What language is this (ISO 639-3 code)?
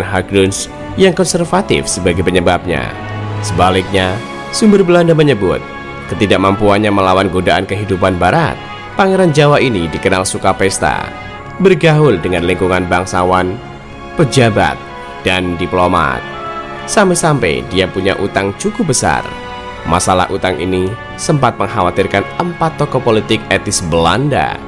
ind